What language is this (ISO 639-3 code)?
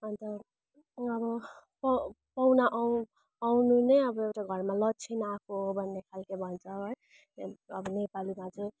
nep